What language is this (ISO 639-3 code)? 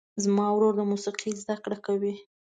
pus